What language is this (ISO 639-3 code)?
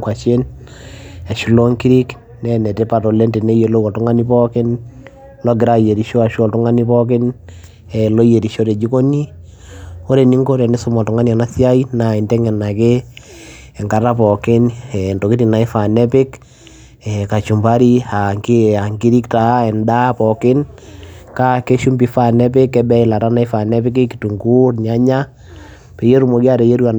mas